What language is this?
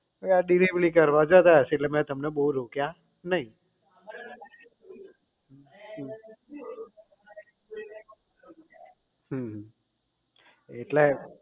Gujarati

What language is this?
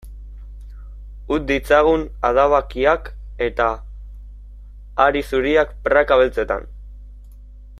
Basque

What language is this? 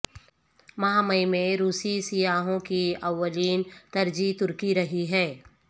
Urdu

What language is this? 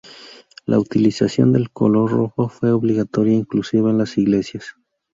Spanish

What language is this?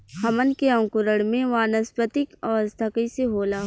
Bhojpuri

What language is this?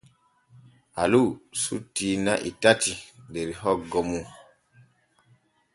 Borgu Fulfulde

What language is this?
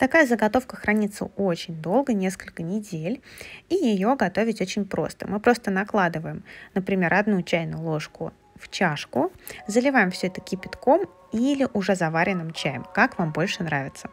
Russian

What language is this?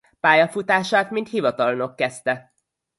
Hungarian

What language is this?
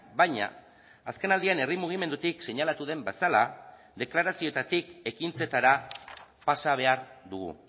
Basque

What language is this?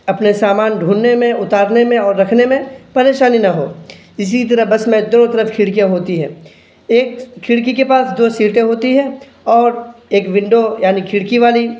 Urdu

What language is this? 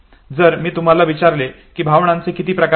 Marathi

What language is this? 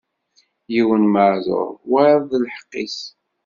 Kabyle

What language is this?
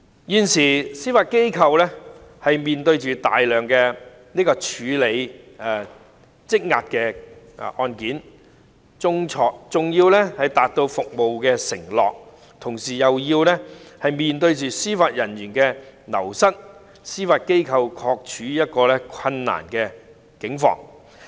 Cantonese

